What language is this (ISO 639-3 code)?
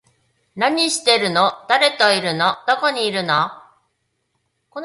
jpn